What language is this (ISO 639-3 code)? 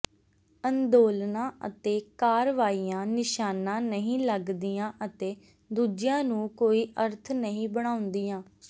pan